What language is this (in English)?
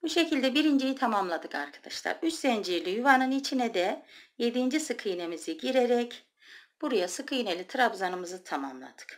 Turkish